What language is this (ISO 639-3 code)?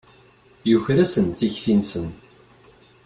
kab